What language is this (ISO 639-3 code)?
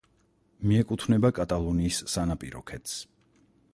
kat